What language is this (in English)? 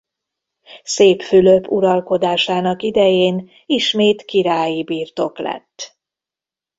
Hungarian